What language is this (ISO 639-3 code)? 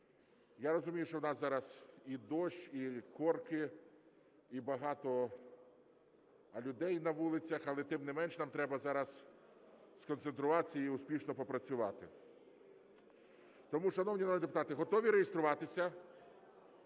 ukr